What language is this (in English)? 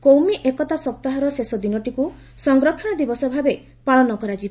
Odia